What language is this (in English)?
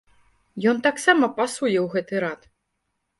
Belarusian